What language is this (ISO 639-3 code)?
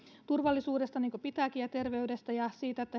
fin